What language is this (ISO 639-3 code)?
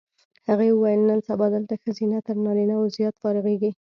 pus